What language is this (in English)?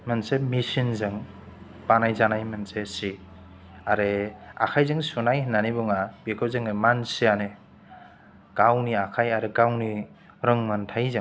Bodo